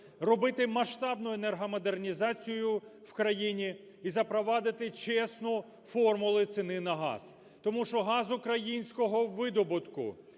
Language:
Ukrainian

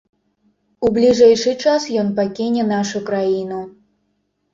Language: Belarusian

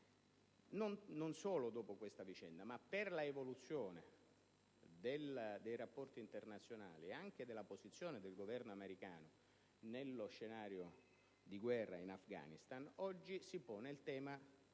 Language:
Italian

